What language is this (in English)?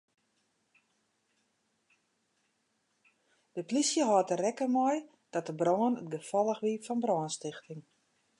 Western Frisian